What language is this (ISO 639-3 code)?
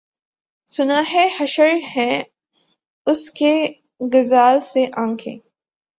urd